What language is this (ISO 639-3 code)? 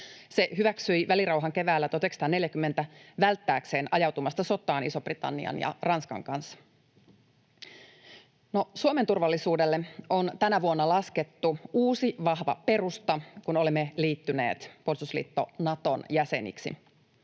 fin